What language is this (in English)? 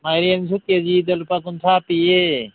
Manipuri